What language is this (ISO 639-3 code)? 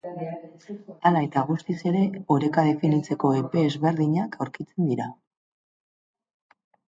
eus